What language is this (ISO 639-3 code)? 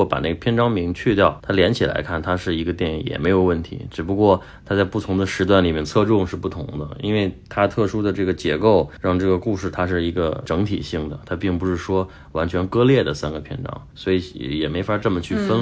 zho